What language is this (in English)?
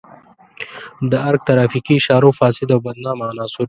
Pashto